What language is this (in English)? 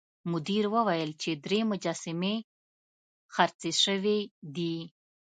Pashto